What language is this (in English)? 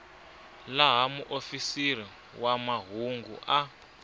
Tsonga